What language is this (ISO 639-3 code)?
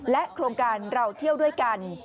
tha